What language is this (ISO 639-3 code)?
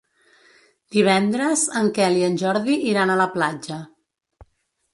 cat